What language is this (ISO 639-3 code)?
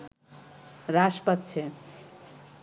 ben